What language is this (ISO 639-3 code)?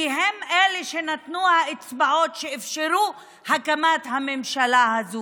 heb